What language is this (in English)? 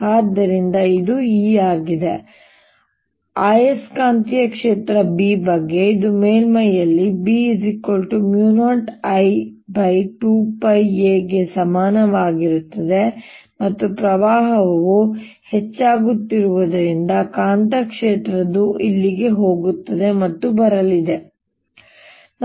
Kannada